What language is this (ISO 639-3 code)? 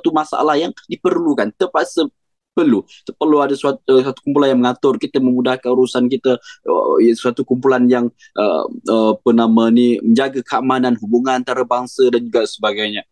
msa